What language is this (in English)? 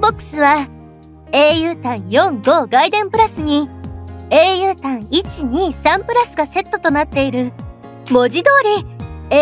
Japanese